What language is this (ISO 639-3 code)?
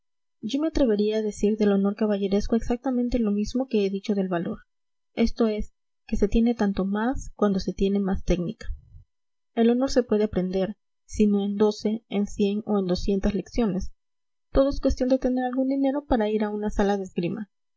spa